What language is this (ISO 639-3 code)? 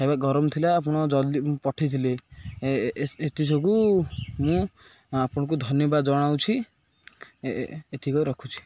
ori